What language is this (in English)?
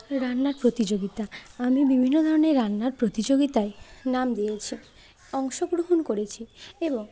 Bangla